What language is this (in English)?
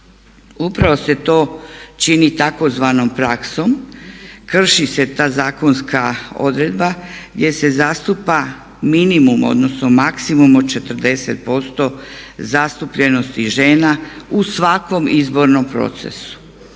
Croatian